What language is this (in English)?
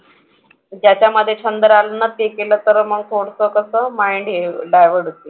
Marathi